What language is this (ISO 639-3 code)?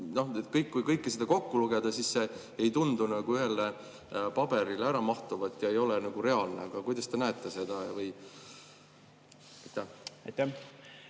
est